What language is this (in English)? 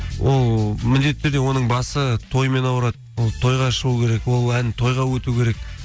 Kazakh